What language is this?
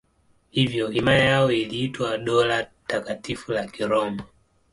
Swahili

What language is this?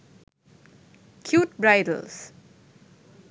Sinhala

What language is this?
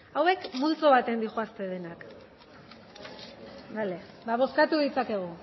Basque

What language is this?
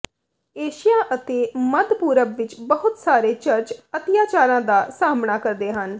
Punjabi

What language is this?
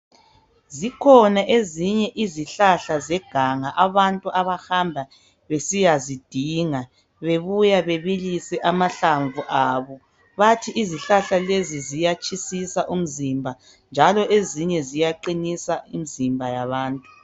North Ndebele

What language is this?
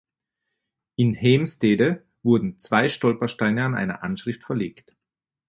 German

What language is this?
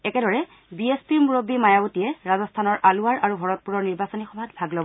Assamese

